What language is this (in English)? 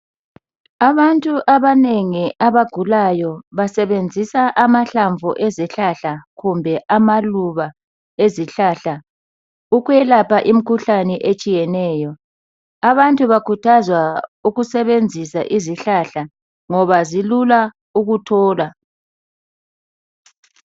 North Ndebele